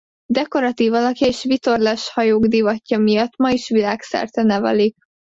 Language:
Hungarian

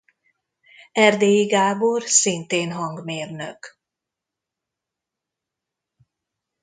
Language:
Hungarian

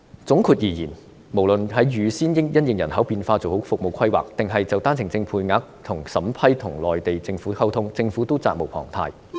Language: Cantonese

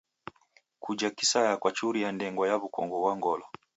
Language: Taita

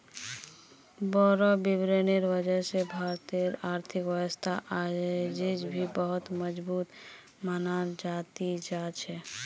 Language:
Magahi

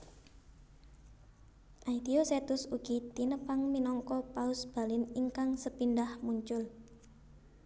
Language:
Javanese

